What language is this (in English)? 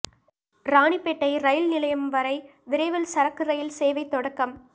Tamil